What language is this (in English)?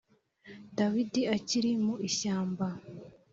Kinyarwanda